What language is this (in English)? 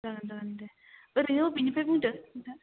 Bodo